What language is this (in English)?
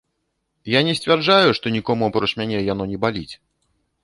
Belarusian